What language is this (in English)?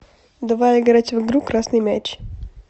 Russian